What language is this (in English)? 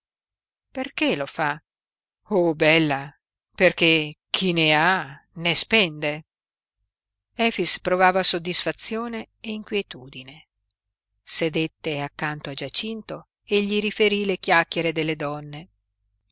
Italian